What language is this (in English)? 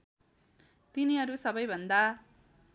Nepali